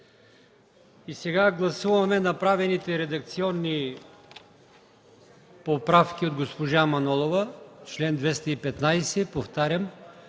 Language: Bulgarian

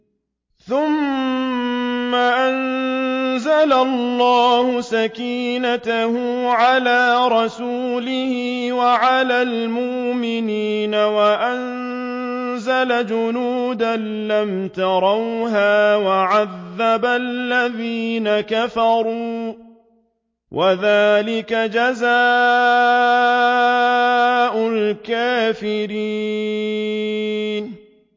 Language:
Arabic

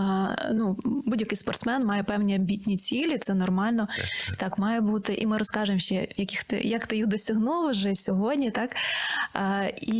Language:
Ukrainian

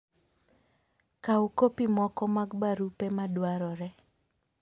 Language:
Luo (Kenya and Tanzania)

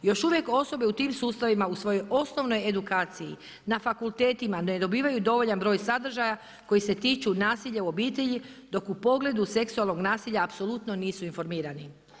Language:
Croatian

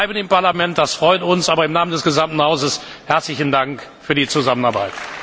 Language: German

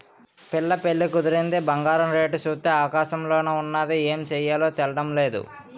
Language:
Telugu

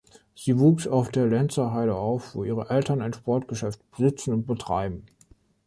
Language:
German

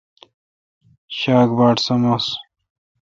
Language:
Kalkoti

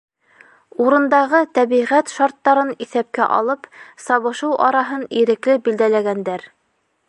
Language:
Bashkir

